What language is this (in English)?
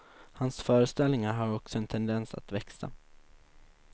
Swedish